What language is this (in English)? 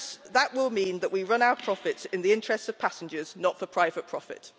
English